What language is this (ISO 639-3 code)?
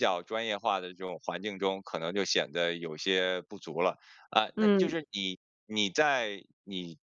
zho